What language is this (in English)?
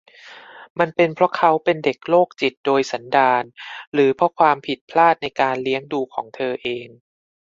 Thai